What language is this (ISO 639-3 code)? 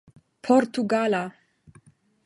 epo